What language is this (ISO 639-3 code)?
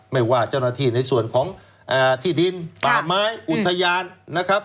tha